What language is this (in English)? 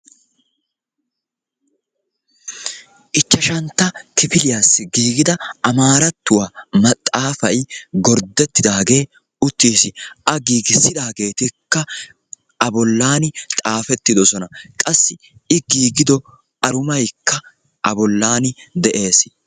Wolaytta